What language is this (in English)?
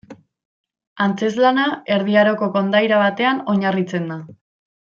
Basque